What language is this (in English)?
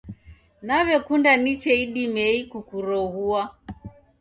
Taita